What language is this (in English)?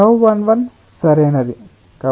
Telugu